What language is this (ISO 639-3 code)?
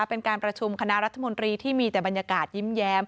tha